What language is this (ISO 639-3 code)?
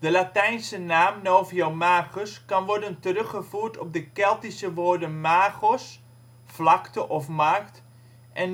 nld